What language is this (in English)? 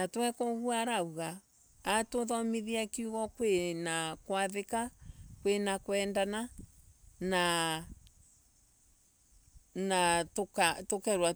Embu